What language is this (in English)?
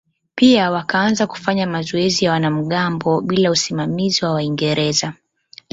Swahili